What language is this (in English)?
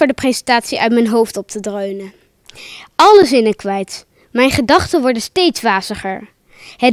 Dutch